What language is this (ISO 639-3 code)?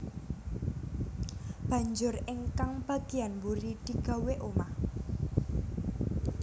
jav